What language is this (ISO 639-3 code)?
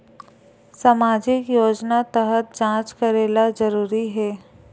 hne